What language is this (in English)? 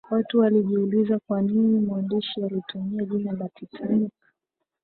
Swahili